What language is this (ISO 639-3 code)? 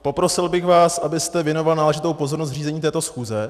ces